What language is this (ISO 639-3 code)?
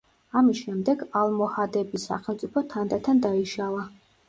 kat